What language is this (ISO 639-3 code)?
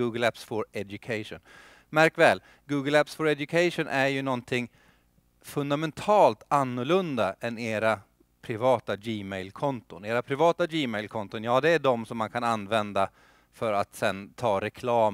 swe